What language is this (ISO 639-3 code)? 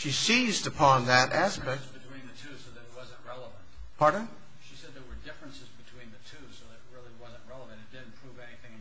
eng